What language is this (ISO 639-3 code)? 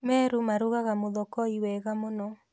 kik